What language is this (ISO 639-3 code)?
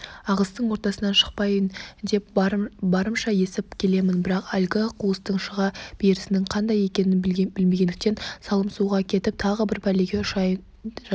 kaz